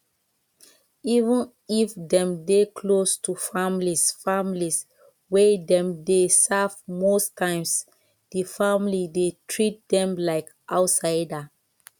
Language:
Nigerian Pidgin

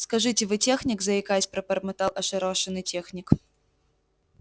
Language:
Russian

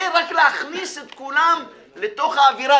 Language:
Hebrew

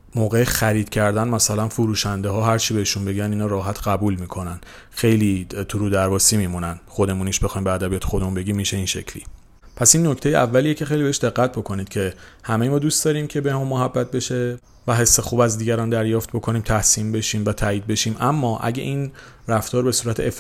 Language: Persian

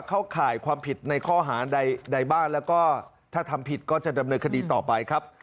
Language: Thai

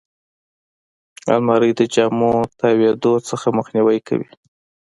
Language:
Pashto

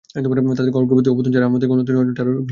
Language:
Bangla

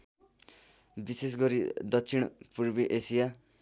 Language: Nepali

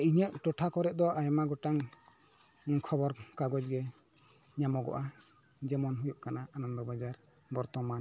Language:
Santali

